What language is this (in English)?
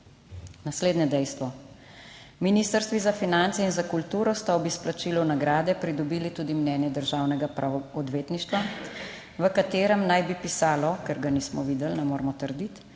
Slovenian